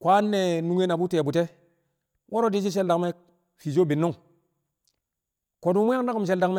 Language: Kamo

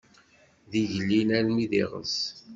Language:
Kabyle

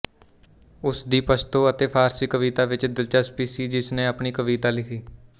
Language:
Punjabi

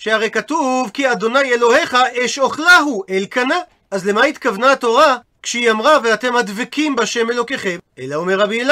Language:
Hebrew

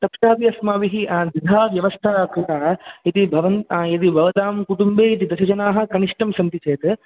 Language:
Sanskrit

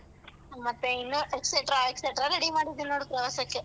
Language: Kannada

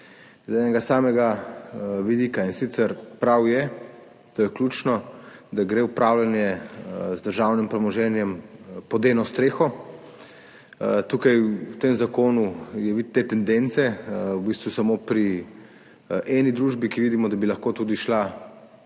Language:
Slovenian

